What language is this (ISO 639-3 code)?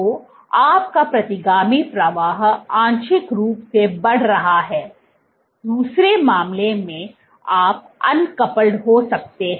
hin